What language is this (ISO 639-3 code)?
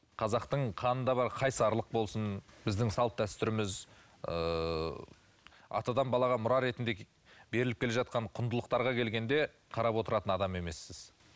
kaz